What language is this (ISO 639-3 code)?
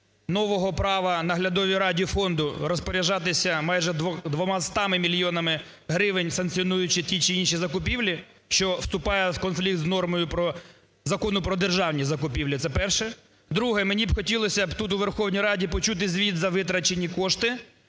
ukr